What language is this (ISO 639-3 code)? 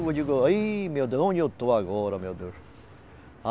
por